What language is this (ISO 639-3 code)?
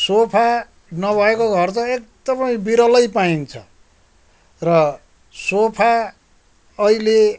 nep